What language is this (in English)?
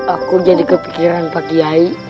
Indonesian